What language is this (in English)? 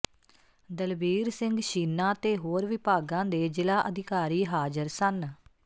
Punjabi